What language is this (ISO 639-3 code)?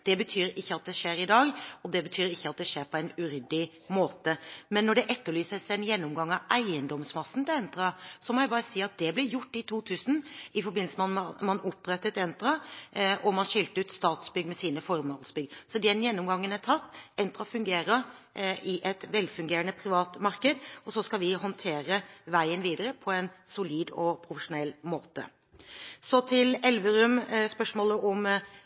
nob